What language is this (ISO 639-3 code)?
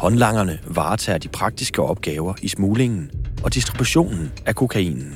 dan